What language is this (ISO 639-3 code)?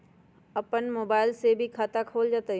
mag